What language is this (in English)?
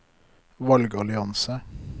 Norwegian